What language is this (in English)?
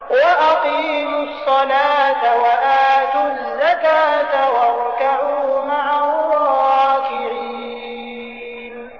Arabic